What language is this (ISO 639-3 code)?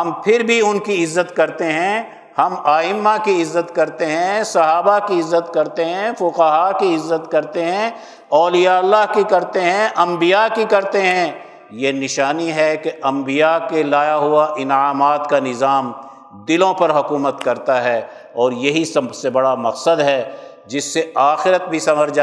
urd